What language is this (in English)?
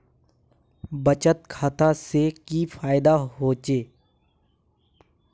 Magahi